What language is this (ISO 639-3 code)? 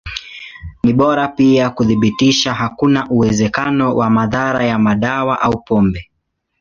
swa